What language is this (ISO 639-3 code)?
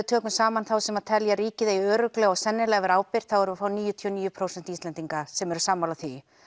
isl